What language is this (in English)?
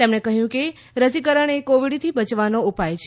Gujarati